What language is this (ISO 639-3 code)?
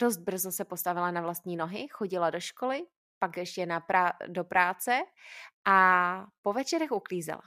ces